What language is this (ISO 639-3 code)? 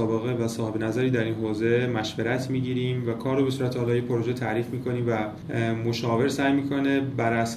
fas